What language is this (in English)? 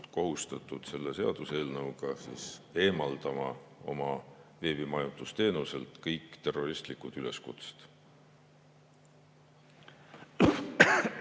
Estonian